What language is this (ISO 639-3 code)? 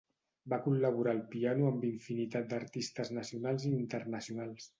cat